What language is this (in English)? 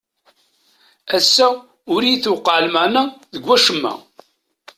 Kabyle